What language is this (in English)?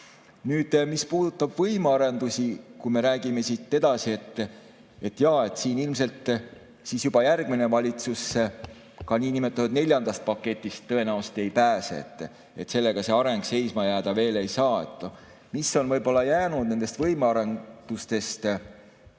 Estonian